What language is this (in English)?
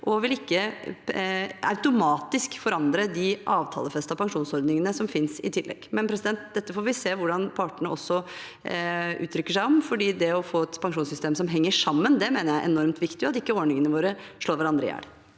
Norwegian